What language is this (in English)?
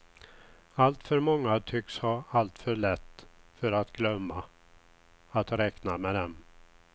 Swedish